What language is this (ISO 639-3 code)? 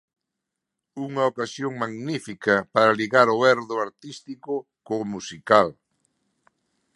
glg